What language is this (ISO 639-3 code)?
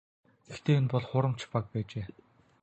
mon